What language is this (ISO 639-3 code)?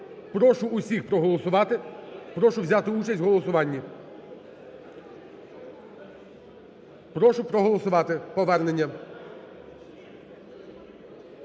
ukr